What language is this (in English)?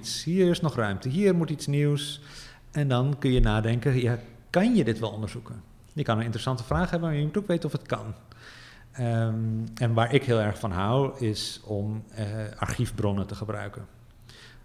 Dutch